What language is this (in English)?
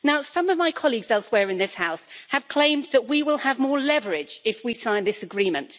English